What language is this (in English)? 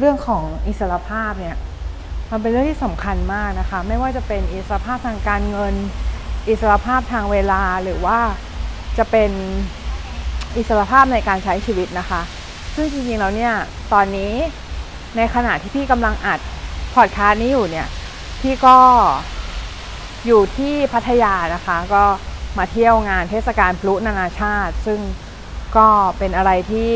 Thai